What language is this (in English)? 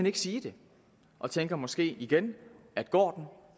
Danish